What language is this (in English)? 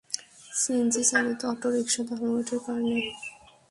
Bangla